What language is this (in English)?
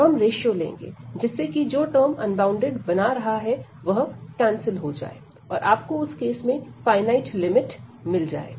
Hindi